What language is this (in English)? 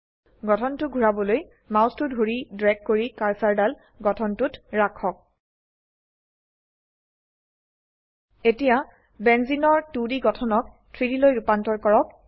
Assamese